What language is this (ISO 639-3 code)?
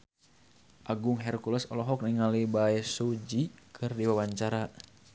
sun